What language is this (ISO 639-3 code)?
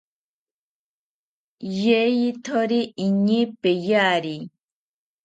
cpy